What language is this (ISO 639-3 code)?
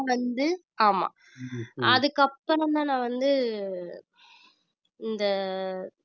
tam